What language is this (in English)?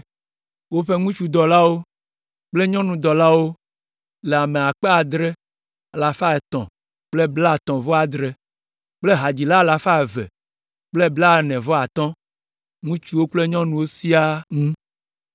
Ewe